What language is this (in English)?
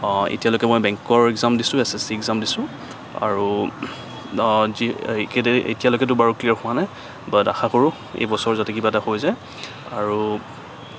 Assamese